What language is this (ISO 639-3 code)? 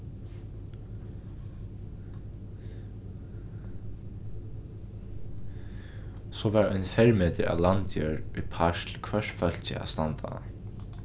fao